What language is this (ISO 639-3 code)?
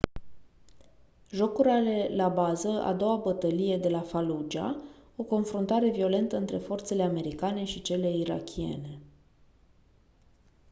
ron